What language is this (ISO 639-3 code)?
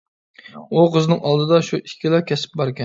uig